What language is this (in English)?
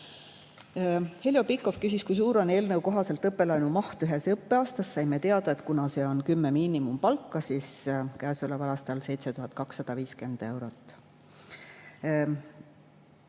Estonian